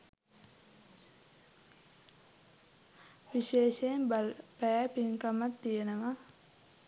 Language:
Sinhala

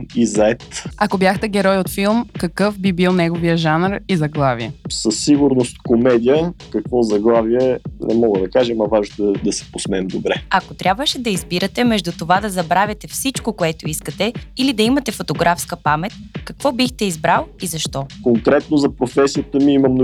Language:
Bulgarian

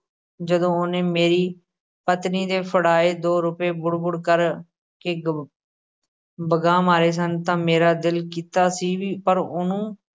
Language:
Punjabi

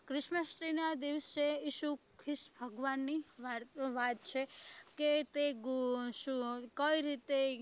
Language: Gujarati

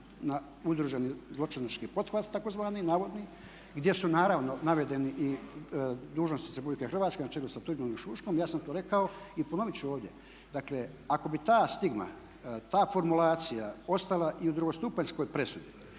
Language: Croatian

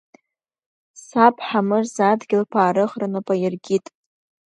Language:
Abkhazian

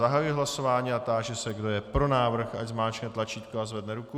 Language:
Czech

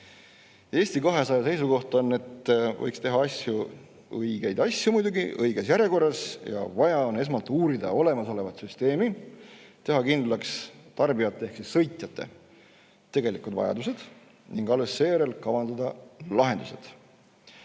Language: Estonian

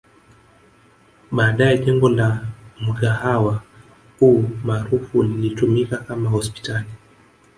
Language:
Swahili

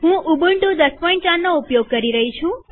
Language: Gujarati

